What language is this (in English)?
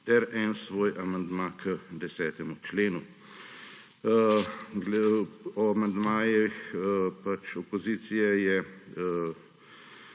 Slovenian